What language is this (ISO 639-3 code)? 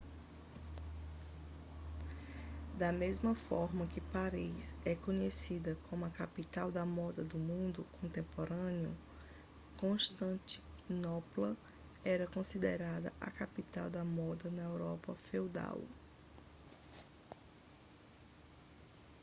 por